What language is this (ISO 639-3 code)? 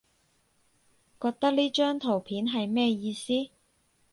yue